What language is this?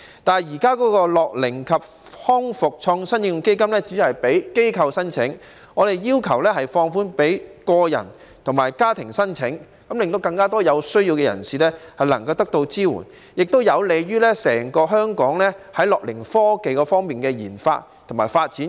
Cantonese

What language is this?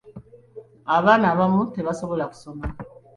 Ganda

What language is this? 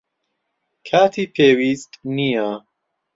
Central Kurdish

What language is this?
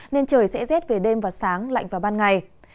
Vietnamese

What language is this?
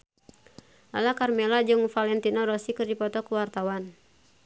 Sundanese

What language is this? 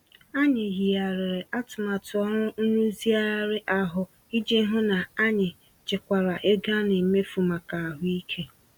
Igbo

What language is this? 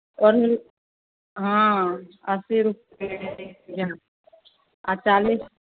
Maithili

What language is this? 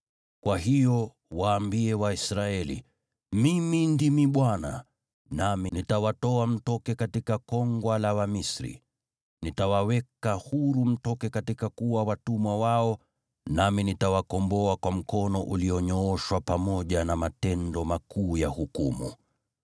Swahili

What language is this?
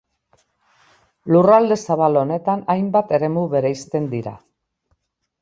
Basque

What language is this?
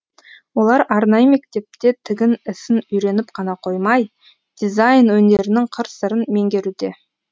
Kazakh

